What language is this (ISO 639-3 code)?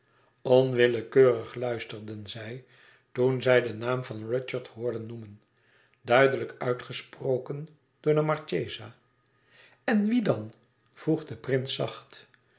nld